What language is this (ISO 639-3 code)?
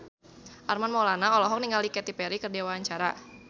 sun